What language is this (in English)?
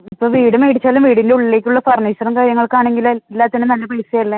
Malayalam